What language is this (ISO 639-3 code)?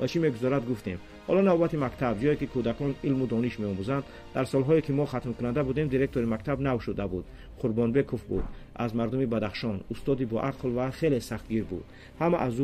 fas